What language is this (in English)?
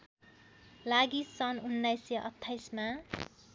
Nepali